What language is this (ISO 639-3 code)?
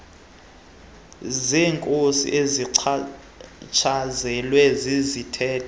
xho